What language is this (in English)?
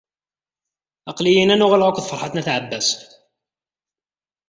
Kabyle